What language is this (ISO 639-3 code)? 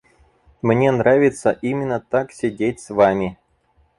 rus